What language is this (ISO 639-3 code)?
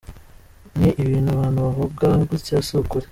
kin